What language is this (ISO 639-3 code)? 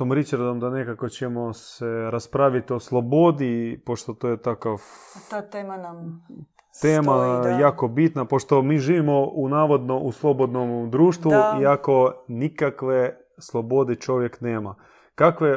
hrv